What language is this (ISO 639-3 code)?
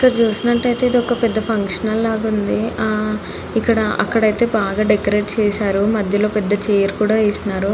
tel